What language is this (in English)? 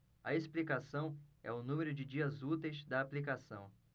Portuguese